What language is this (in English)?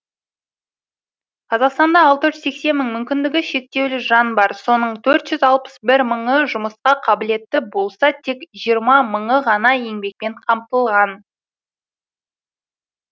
Kazakh